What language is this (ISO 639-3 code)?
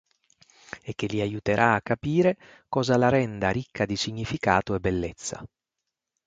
ita